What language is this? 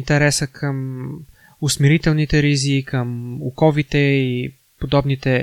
Bulgarian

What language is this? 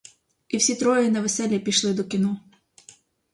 Ukrainian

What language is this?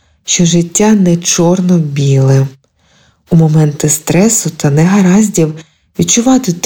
Ukrainian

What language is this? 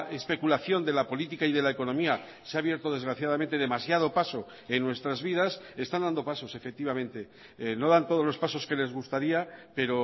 Spanish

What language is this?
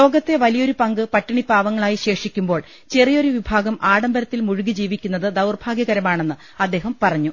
Malayalam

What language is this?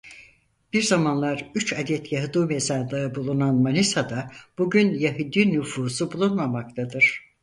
Turkish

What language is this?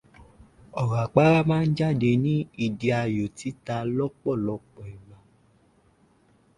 Yoruba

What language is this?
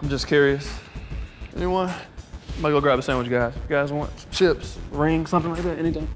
English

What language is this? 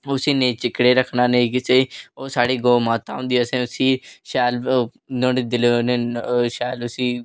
Dogri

